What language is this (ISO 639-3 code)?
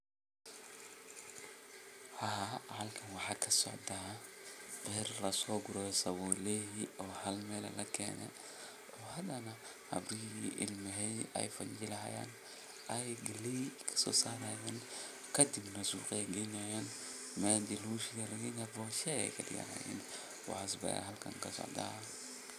som